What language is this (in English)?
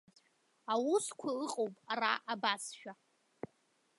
Abkhazian